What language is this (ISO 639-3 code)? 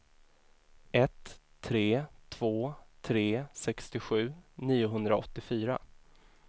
swe